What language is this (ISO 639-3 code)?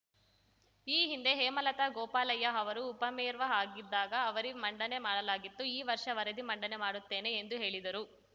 kan